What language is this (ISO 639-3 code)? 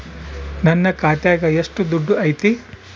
kan